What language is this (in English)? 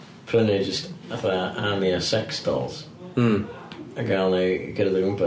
Welsh